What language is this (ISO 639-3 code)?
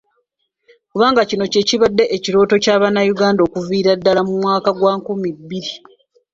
lug